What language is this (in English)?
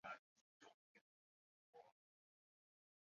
Chinese